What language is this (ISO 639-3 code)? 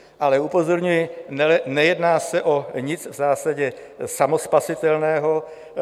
ces